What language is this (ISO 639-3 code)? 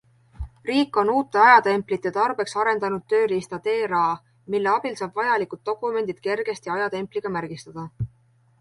est